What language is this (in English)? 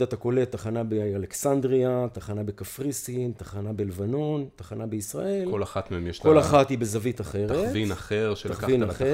Hebrew